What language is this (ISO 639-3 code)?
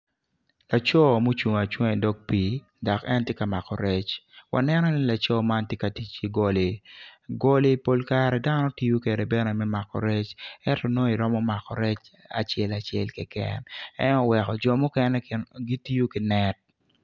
ach